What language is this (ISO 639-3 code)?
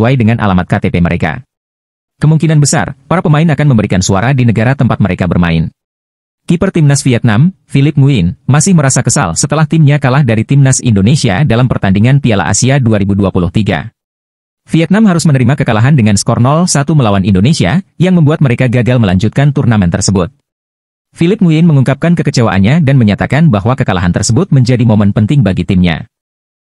ind